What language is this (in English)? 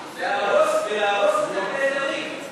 Hebrew